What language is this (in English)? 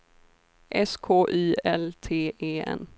Swedish